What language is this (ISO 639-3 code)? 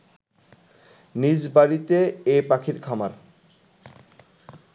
ben